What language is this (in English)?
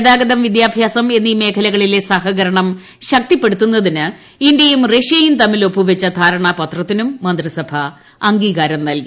Malayalam